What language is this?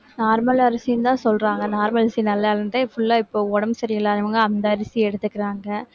Tamil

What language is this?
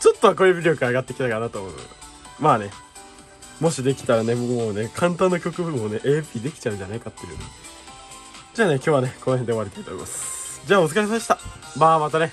Japanese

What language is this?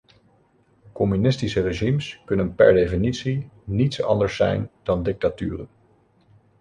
Dutch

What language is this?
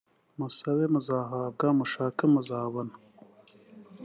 Kinyarwanda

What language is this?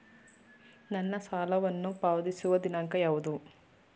Kannada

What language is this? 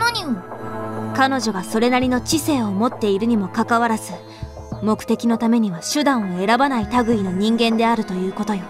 Japanese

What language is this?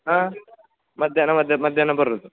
Kannada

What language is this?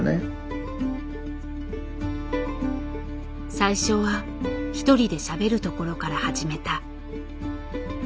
Japanese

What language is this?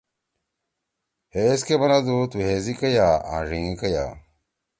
Torwali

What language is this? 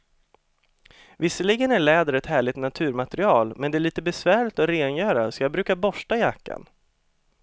Swedish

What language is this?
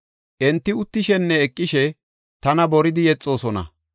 Gofa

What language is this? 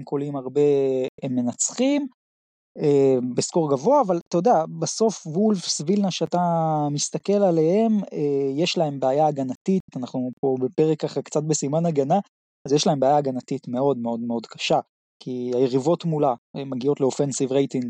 Hebrew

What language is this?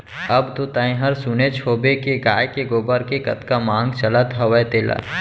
Chhattisgarhi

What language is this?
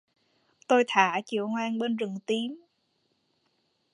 Vietnamese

